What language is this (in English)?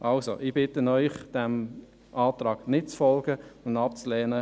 Swiss German